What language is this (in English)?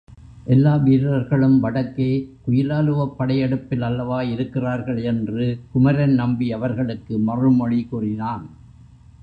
Tamil